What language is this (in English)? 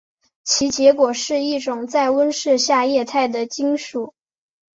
Chinese